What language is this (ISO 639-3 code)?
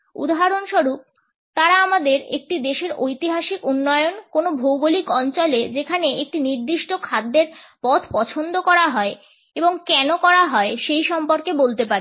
ben